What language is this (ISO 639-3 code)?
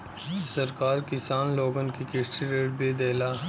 bho